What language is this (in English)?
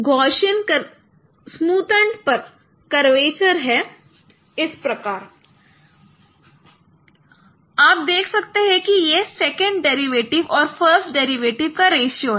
Hindi